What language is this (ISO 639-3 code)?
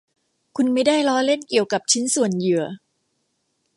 tha